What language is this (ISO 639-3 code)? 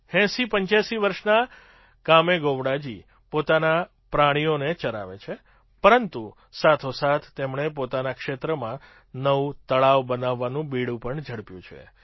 guj